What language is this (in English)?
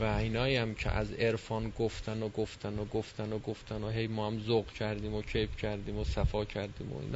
Persian